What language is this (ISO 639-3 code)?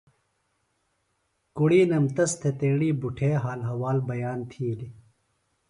phl